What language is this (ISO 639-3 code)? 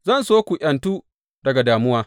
hau